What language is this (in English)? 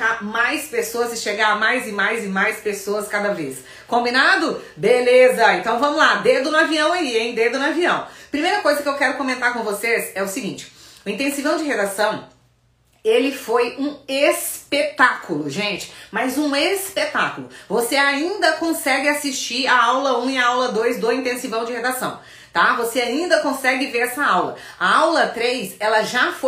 Portuguese